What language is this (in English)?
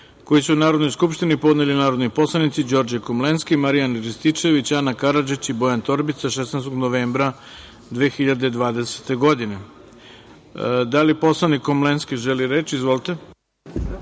Serbian